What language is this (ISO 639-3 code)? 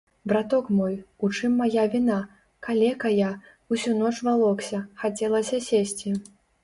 bel